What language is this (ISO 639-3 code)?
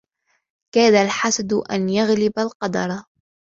ara